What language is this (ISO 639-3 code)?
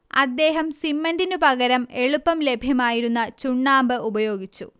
mal